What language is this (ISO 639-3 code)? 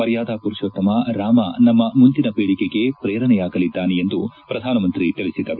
kan